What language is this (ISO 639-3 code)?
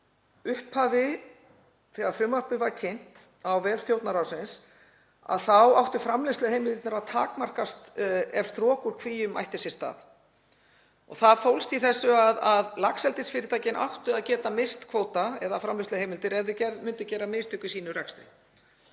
isl